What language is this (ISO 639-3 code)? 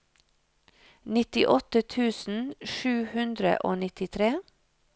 nor